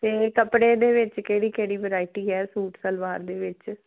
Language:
Punjabi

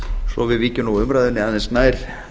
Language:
Icelandic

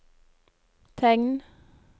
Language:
Norwegian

